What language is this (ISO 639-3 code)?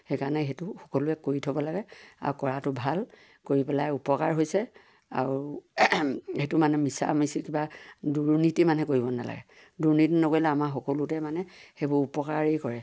asm